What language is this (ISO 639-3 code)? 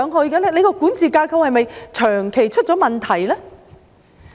yue